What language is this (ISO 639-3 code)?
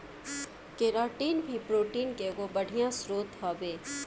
bho